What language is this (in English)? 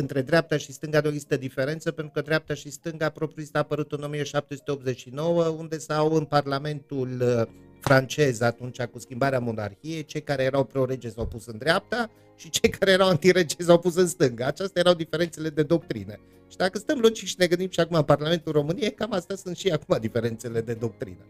Romanian